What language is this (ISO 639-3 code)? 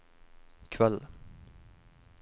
nor